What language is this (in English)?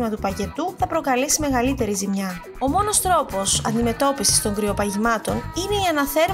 Greek